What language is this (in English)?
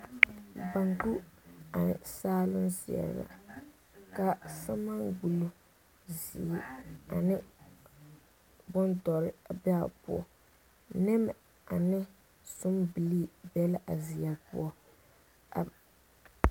Southern Dagaare